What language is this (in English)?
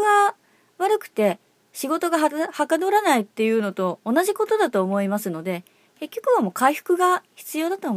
Japanese